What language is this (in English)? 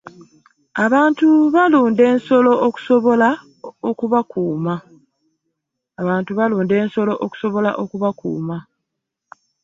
Ganda